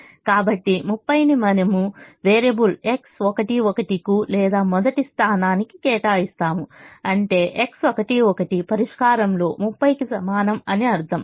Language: Telugu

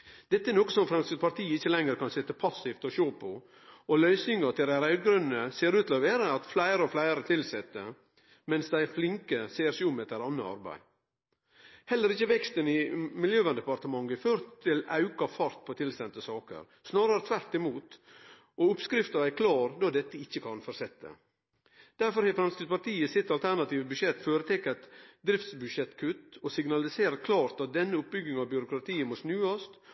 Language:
Norwegian Nynorsk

